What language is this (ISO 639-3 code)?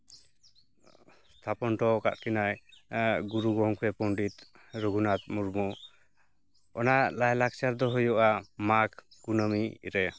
sat